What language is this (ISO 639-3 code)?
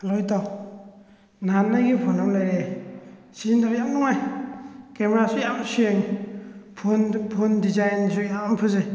mni